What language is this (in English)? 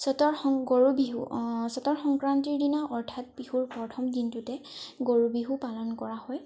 Assamese